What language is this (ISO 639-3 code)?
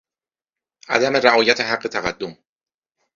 fas